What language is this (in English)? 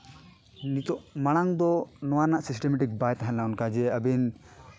Santali